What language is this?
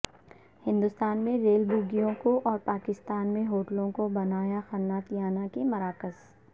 Urdu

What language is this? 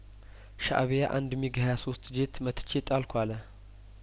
Amharic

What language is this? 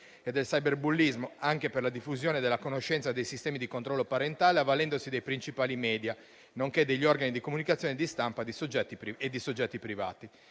Italian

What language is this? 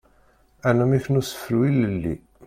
Kabyle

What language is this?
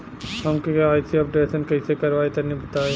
Bhojpuri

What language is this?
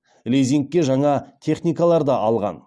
Kazakh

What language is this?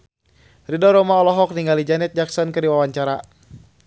Sundanese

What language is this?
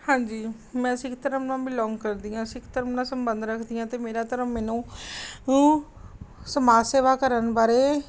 Punjabi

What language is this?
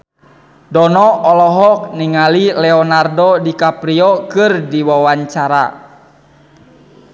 Sundanese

